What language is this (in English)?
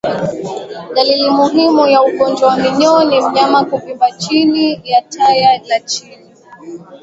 Swahili